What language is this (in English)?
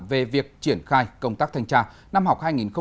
Vietnamese